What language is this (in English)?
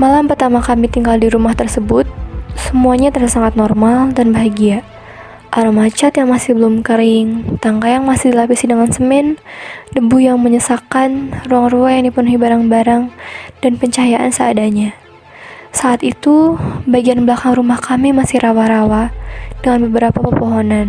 Indonesian